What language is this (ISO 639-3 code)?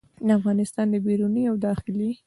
pus